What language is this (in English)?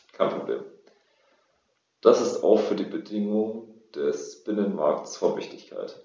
German